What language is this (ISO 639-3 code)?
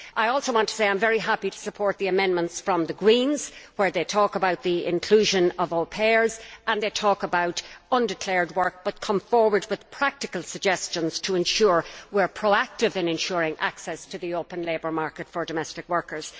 eng